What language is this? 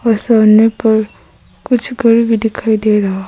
Hindi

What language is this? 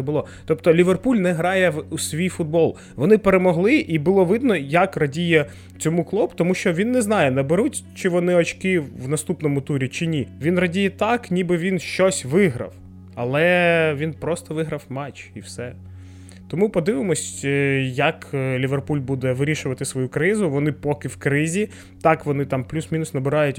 Ukrainian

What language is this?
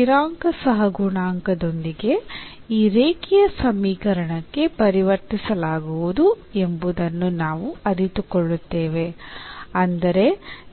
Kannada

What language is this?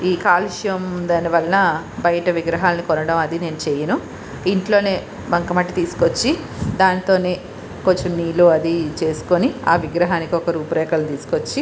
Telugu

